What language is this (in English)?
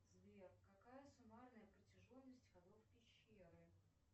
Russian